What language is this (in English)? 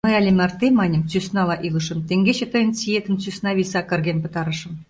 Mari